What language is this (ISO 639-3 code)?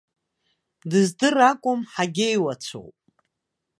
abk